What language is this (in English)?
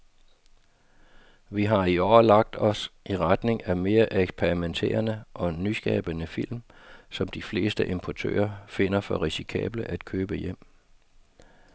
Danish